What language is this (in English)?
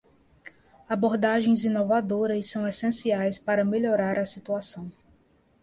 Portuguese